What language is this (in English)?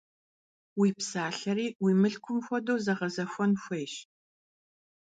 Kabardian